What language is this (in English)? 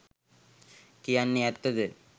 Sinhala